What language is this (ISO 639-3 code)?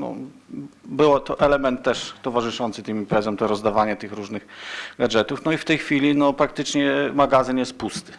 pol